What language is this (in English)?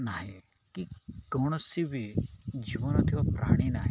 Odia